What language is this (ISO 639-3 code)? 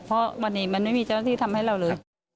tha